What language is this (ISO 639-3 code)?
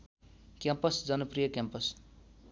nep